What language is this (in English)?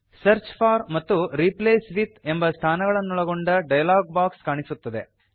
Kannada